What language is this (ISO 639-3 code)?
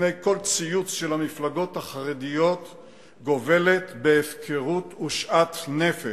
heb